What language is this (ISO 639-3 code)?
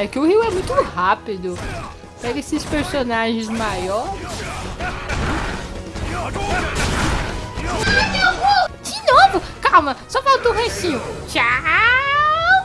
por